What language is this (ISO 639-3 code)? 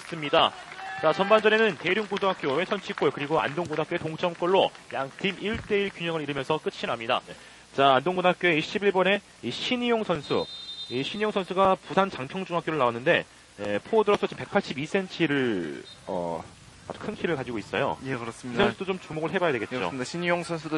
kor